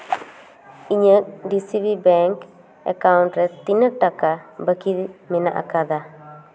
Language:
Santali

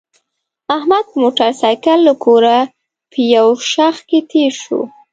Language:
Pashto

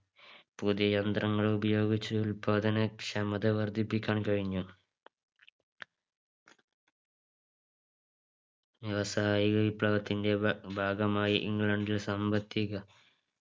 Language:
Malayalam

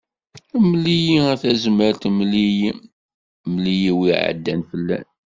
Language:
Kabyle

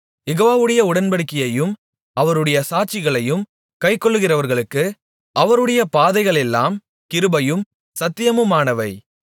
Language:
Tamil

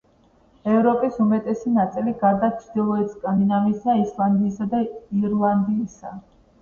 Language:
Georgian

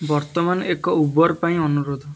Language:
Odia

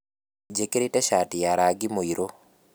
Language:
Kikuyu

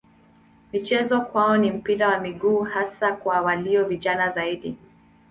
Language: Swahili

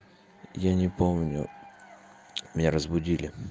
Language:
Russian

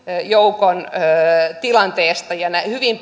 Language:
Finnish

